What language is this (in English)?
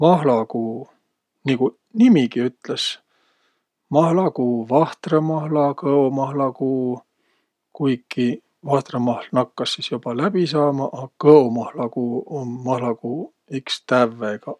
Võro